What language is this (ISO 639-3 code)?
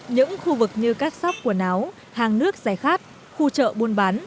vie